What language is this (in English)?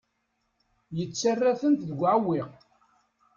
Kabyle